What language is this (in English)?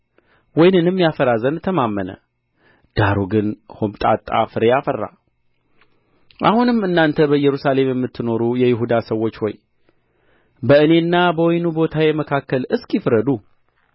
Amharic